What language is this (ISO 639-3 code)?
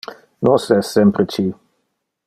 ina